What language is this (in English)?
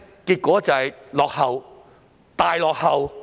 Cantonese